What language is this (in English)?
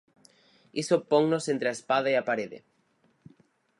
Galician